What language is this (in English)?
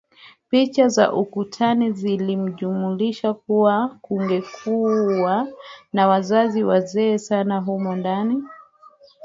Swahili